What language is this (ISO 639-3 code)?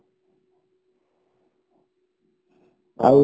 ori